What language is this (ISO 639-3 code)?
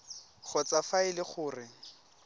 tsn